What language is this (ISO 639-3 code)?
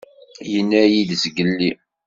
kab